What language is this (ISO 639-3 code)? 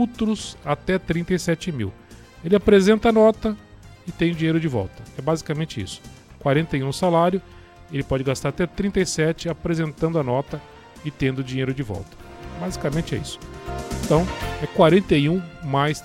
por